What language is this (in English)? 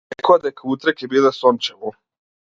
Macedonian